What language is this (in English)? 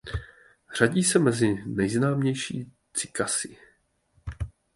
Czech